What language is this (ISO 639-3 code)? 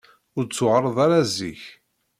kab